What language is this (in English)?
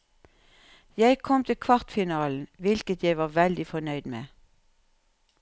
Norwegian